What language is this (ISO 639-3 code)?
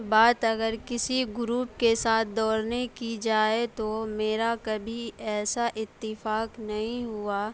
urd